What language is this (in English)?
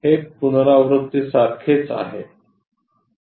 Marathi